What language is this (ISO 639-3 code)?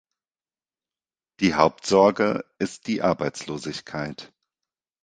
deu